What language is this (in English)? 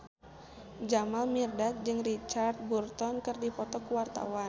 Sundanese